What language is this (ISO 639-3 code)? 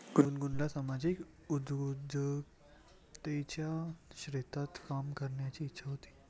mar